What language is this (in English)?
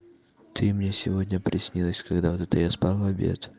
Russian